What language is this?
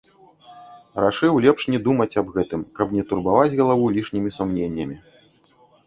Belarusian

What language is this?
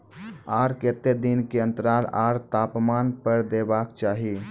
Maithili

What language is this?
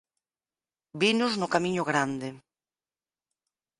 Galician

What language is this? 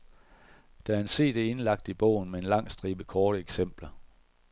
Danish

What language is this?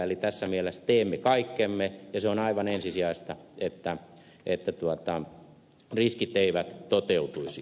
Finnish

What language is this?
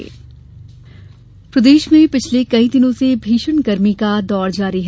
Hindi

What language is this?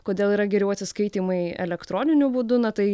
Lithuanian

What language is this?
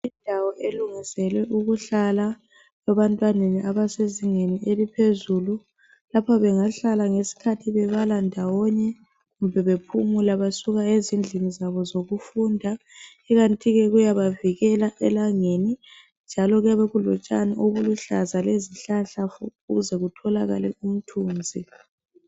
North Ndebele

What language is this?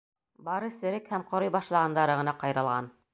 Bashkir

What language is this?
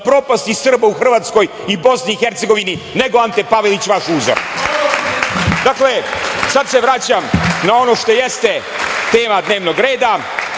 Serbian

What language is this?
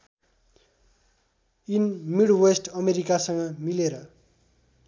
Nepali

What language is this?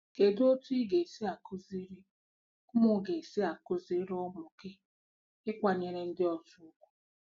Igbo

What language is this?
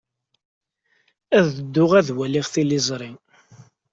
Kabyle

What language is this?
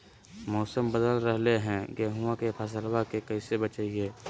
Magahi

